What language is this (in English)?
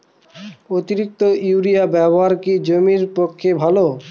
Bangla